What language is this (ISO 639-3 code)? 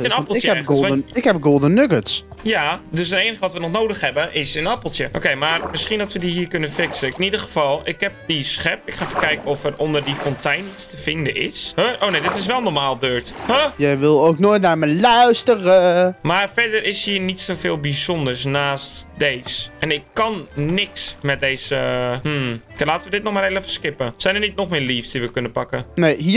nld